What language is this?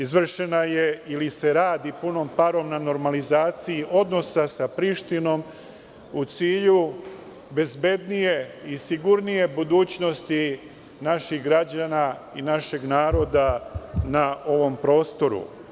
Serbian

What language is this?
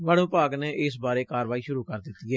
Punjabi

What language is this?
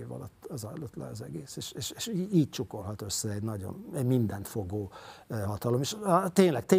Hungarian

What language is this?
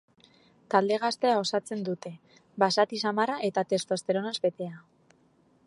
Basque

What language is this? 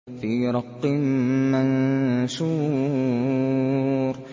Arabic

